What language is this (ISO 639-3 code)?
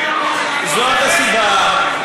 heb